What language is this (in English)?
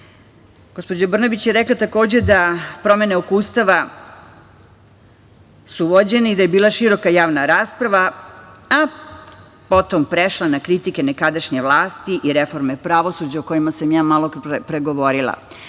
Serbian